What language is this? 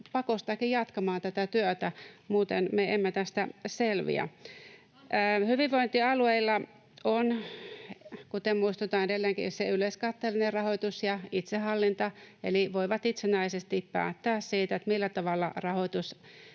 Finnish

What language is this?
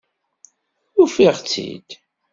Kabyle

